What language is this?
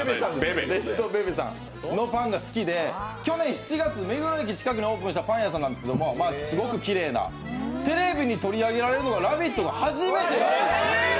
Japanese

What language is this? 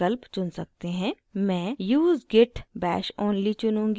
Hindi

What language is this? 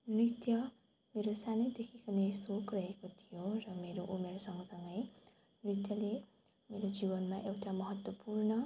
Nepali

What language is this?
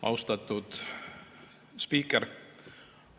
Estonian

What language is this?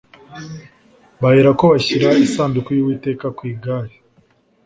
Kinyarwanda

